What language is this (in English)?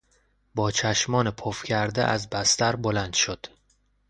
Persian